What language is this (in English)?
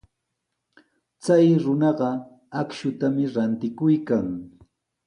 Sihuas Ancash Quechua